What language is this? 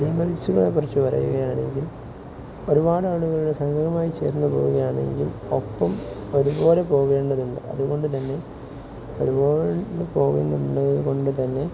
Malayalam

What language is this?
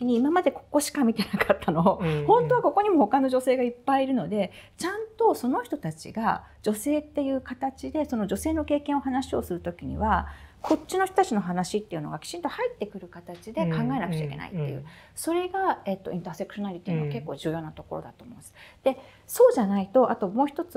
Japanese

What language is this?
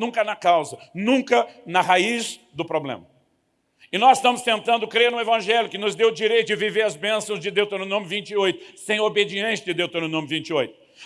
Portuguese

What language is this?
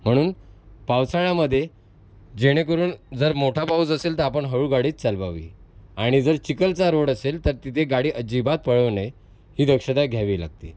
Marathi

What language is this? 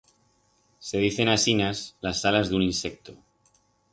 Aragonese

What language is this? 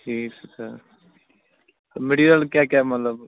Kashmiri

